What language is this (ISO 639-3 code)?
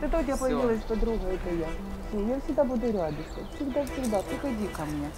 rus